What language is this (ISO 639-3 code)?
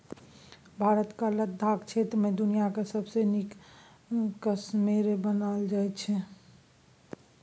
mai